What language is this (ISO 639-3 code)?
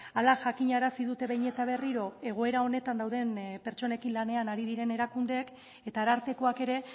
eus